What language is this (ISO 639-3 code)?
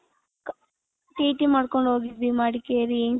kan